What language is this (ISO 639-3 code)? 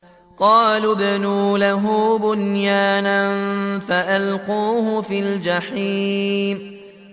ara